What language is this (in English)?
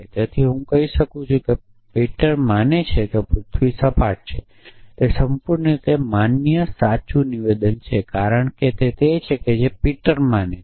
Gujarati